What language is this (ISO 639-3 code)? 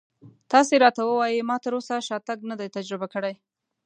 pus